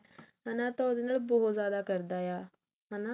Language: Punjabi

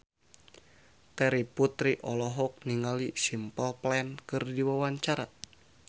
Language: Sundanese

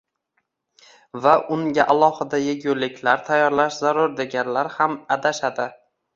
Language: Uzbek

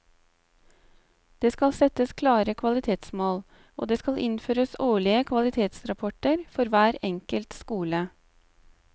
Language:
Norwegian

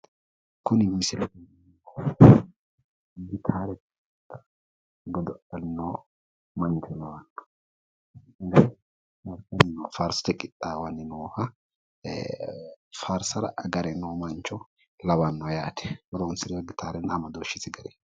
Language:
Sidamo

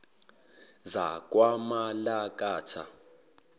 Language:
Zulu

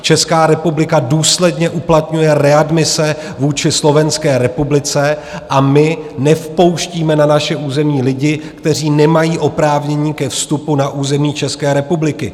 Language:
Czech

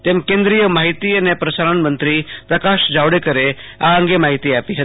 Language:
Gujarati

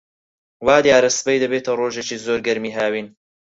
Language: Central Kurdish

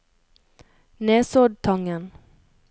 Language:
Norwegian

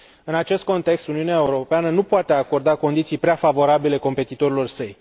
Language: Romanian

